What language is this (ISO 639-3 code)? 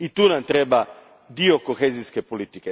hrv